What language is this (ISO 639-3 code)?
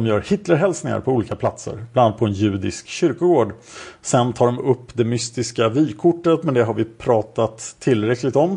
swe